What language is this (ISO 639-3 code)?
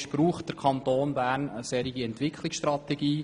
gsw